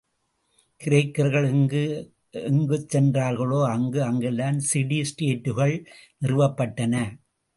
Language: Tamil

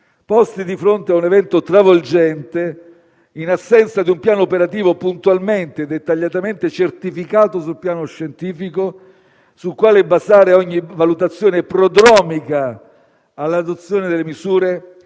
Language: Italian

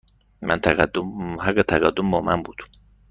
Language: Persian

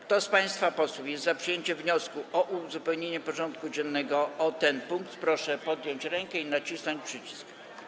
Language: Polish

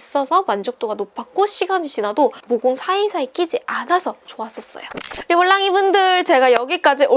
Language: Korean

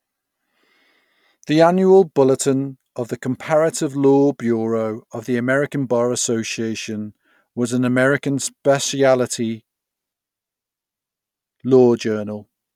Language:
English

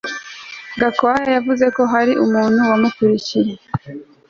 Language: Kinyarwanda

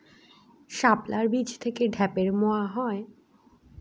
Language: Bangla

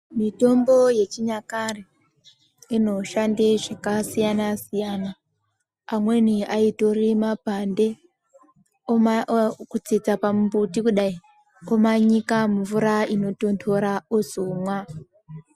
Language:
Ndau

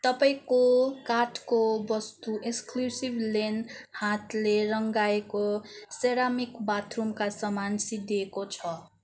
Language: Nepali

